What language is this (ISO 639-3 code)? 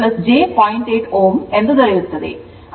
kan